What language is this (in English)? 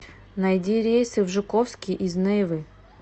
Russian